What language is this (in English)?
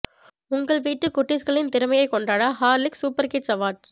Tamil